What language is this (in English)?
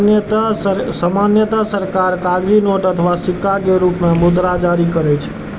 Maithili